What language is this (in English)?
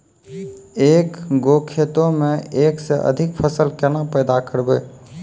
Maithili